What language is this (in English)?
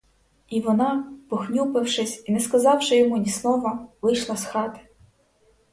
Ukrainian